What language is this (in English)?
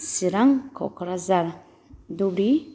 Bodo